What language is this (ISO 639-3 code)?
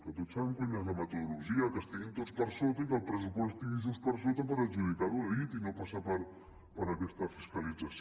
cat